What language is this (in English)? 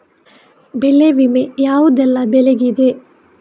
Kannada